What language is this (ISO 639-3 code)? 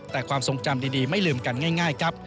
tha